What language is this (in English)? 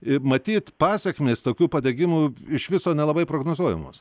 Lithuanian